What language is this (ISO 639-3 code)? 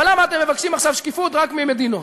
heb